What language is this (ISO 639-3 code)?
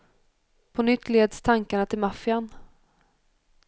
swe